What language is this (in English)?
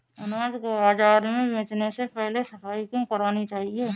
Hindi